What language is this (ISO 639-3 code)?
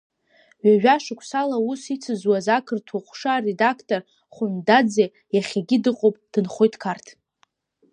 abk